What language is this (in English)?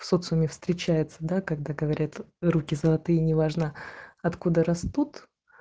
Russian